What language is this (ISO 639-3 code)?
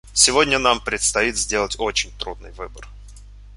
rus